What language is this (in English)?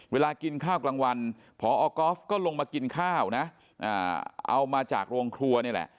Thai